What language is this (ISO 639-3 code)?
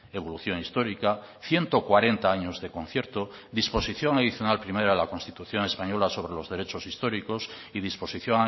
spa